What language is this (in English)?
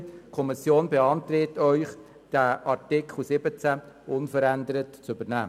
Swiss German